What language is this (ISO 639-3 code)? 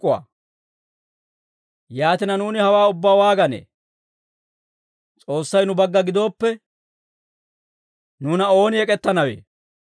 dwr